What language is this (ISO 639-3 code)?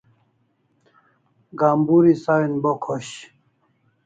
kls